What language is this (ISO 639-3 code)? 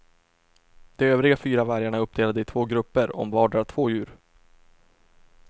swe